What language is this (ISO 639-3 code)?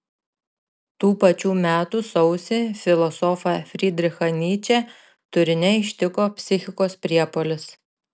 lit